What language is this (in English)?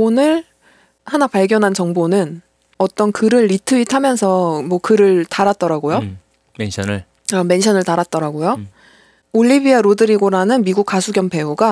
Korean